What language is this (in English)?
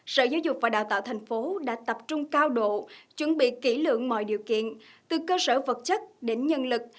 Vietnamese